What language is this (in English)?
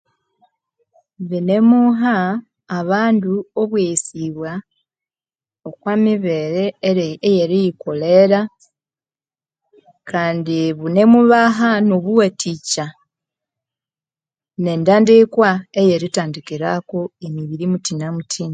Konzo